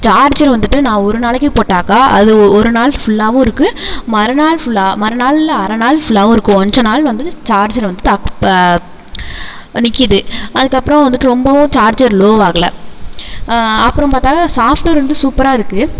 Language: Tamil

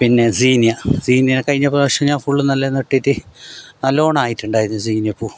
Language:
Malayalam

